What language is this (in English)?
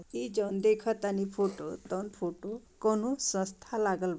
Bhojpuri